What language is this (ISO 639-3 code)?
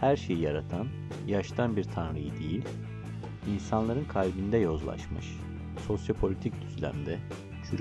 tur